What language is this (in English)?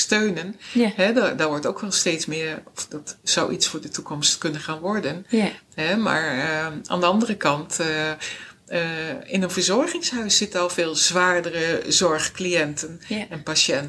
Dutch